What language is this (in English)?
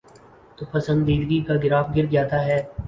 Urdu